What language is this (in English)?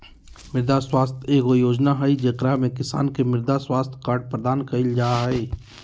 Magahi